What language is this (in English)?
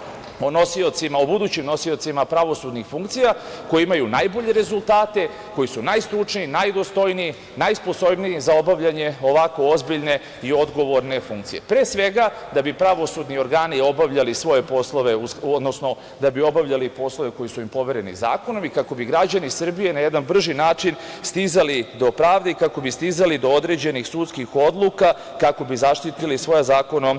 Serbian